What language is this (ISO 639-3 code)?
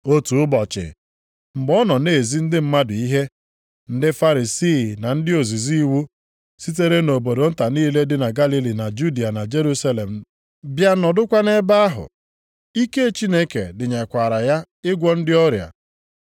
ibo